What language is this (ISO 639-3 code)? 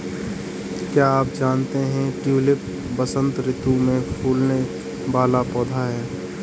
hin